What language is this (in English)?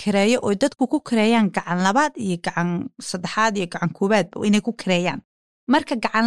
Swahili